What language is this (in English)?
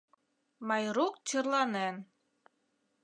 Mari